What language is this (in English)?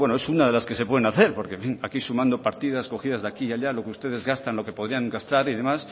Spanish